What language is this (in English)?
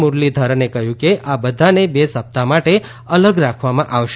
Gujarati